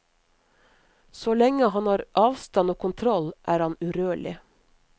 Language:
Norwegian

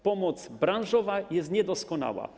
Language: Polish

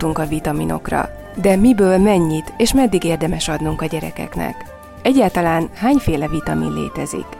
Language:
Hungarian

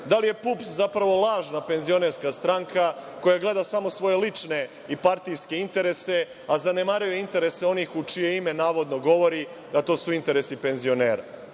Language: Serbian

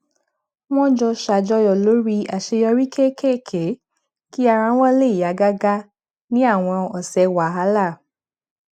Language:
Yoruba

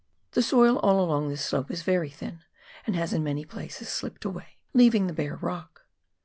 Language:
English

